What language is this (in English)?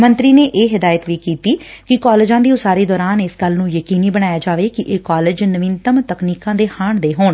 Punjabi